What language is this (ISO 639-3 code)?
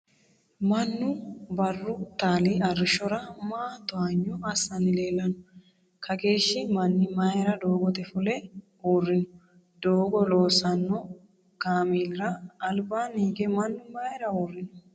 sid